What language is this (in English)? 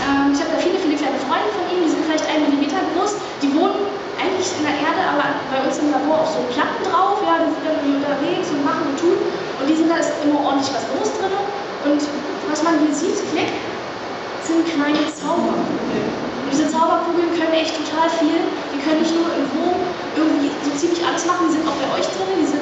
German